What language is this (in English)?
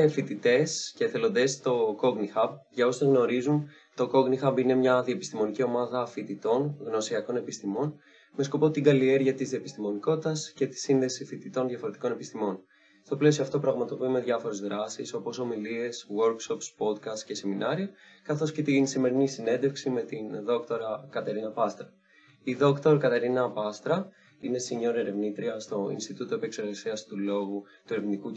Greek